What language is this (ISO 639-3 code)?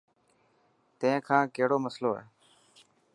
mki